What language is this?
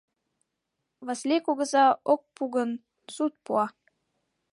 Mari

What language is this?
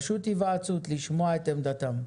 Hebrew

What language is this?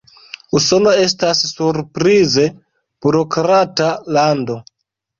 Esperanto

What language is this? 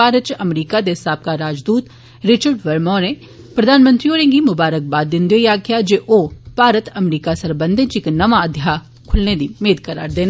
Dogri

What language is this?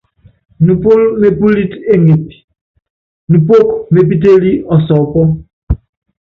Yangben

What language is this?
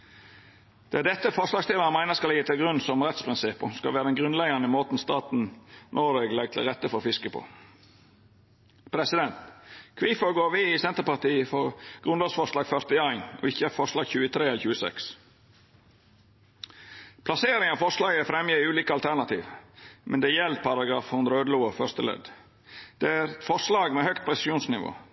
Norwegian Nynorsk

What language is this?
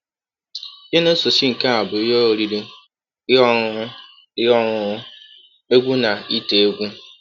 Igbo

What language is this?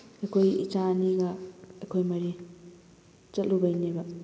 Manipuri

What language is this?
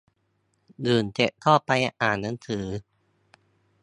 Thai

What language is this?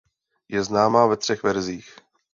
Czech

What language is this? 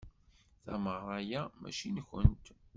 Kabyle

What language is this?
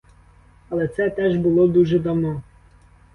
Ukrainian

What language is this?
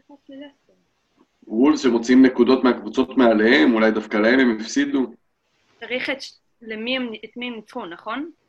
Hebrew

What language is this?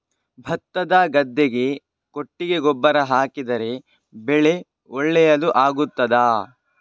Kannada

